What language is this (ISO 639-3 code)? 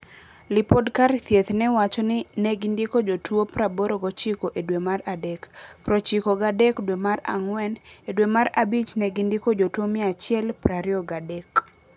luo